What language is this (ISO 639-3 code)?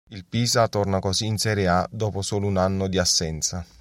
ita